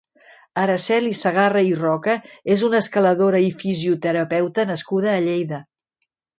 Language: Catalan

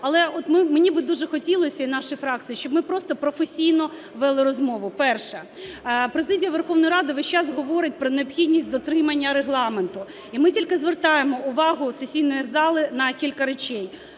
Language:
Ukrainian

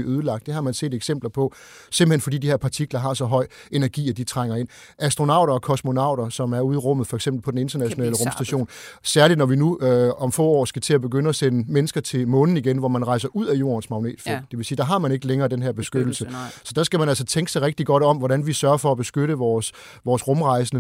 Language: Danish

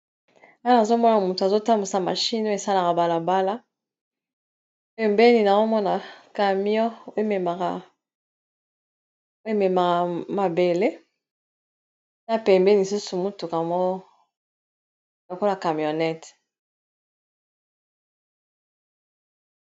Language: Lingala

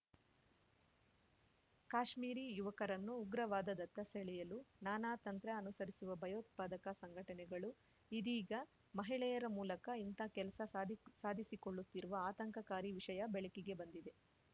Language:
Kannada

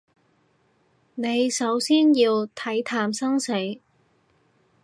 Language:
Cantonese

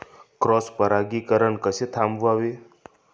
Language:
Marathi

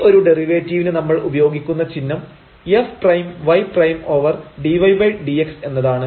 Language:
Malayalam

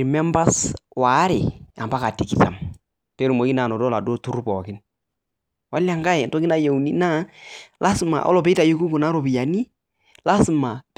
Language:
Masai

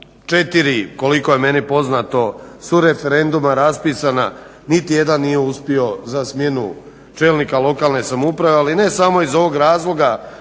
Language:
Croatian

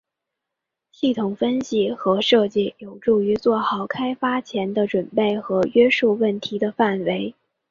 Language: Chinese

